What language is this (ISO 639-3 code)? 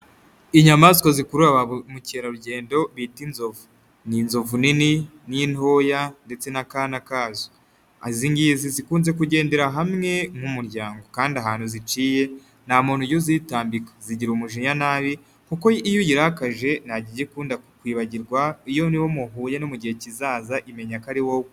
kin